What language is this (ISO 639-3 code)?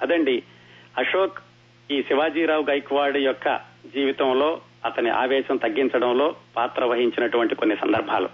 tel